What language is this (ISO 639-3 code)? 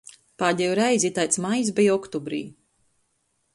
ltg